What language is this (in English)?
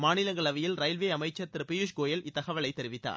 Tamil